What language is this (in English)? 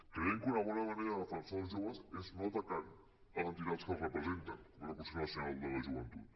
Catalan